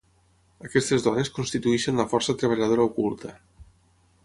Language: Catalan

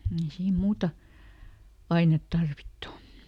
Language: Finnish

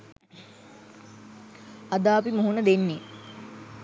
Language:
Sinhala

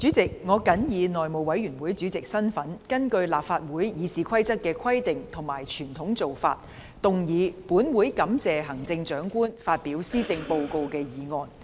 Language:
Cantonese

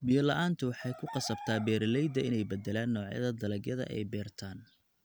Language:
Somali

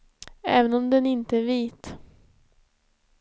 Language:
Swedish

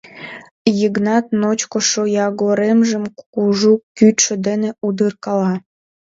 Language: Mari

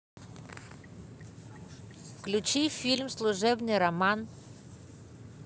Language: Russian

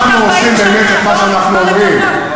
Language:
Hebrew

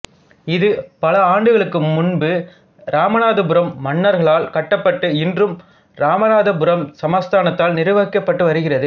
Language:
Tamil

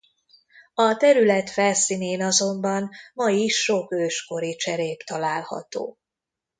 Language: Hungarian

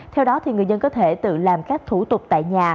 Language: Vietnamese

